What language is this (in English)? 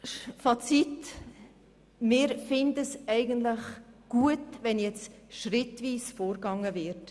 Swiss German